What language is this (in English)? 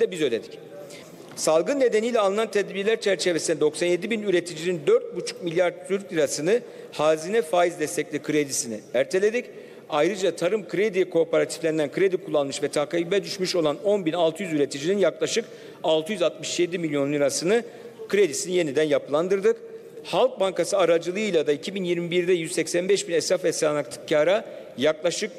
Turkish